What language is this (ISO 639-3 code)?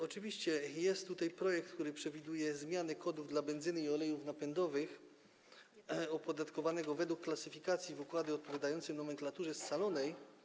pol